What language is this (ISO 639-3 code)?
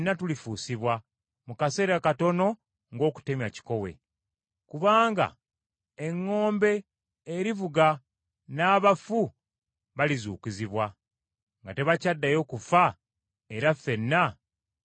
lug